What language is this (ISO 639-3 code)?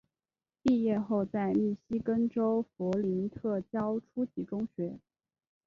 zho